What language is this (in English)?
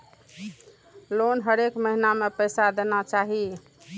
Maithili